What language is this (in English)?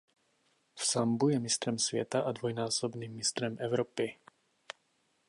Czech